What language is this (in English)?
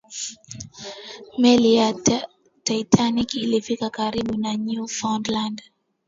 Swahili